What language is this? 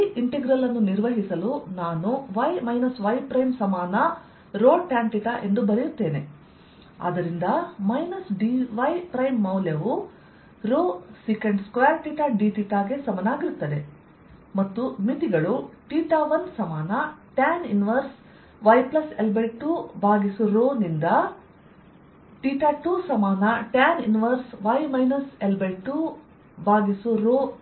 Kannada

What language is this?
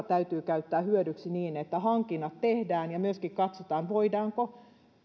Finnish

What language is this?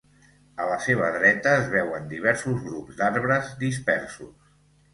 Catalan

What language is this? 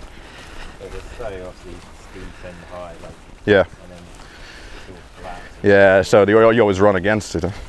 German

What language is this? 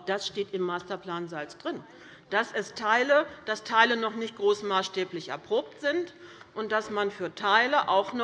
German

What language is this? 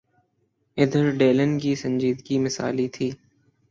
Urdu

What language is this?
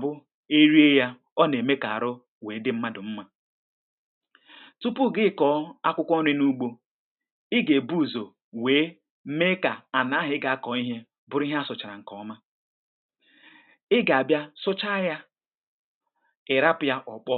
Igbo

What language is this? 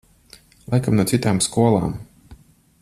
Latvian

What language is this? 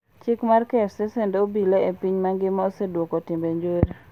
Luo (Kenya and Tanzania)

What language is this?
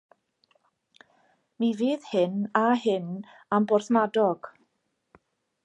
Welsh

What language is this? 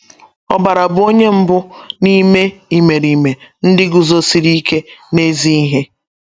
Igbo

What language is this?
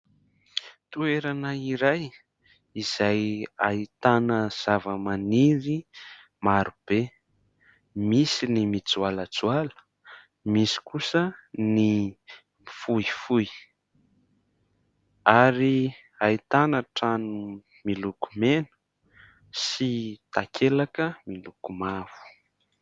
Malagasy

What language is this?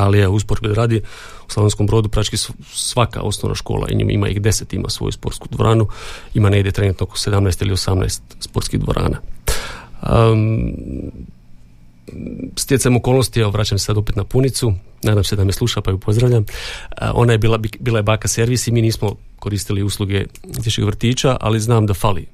Croatian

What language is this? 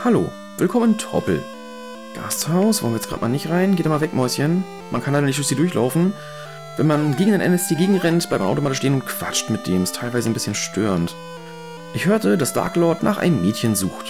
German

